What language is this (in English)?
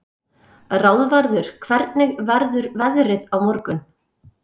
Icelandic